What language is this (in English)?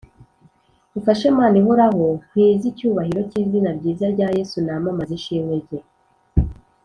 Kinyarwanda